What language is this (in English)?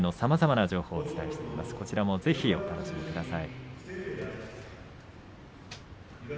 Japanese